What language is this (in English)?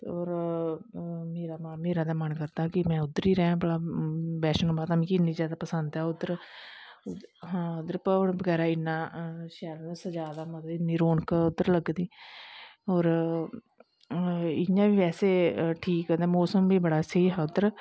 Dogri